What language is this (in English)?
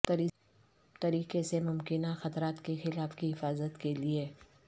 Urdu